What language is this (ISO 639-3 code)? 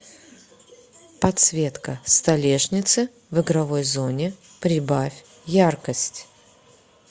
rus